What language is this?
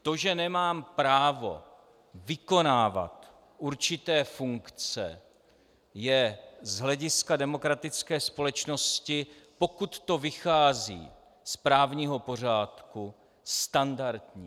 Czech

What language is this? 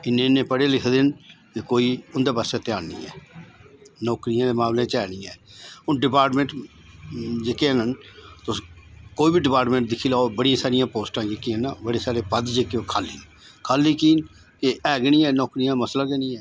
Dogri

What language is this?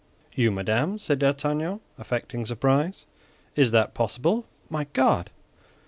English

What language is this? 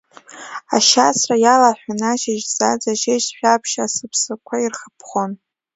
Abkhazian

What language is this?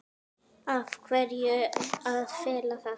Icelandic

